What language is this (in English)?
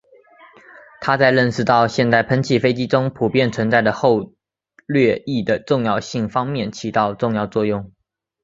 Chinese